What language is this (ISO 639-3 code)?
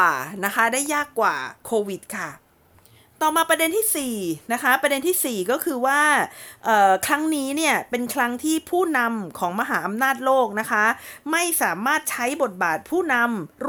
tha